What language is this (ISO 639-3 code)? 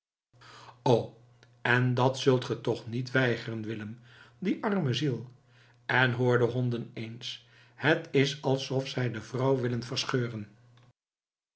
nld